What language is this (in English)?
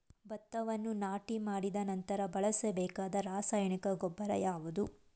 Kannada